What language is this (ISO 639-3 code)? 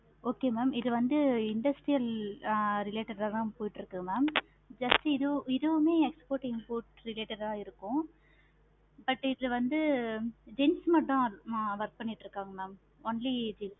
tam